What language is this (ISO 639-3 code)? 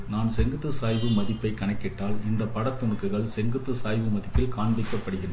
tam